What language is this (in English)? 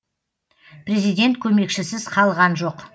Kazakh